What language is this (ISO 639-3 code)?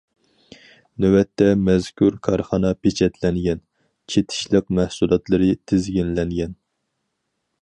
uig